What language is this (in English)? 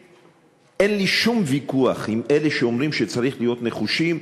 Hebrew